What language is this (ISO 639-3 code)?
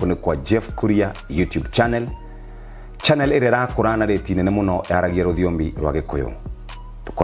swa